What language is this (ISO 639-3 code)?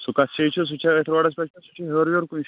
kas